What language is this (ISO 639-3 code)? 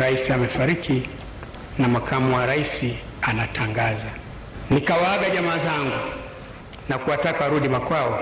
swa